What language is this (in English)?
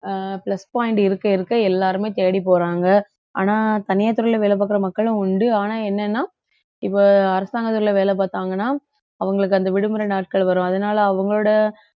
Tamil